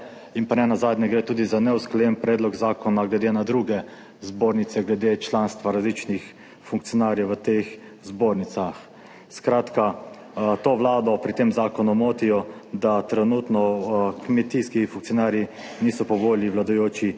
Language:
Slovenian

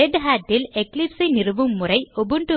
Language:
Tamil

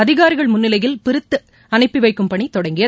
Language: Tamil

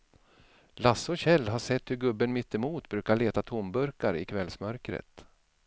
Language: Swedish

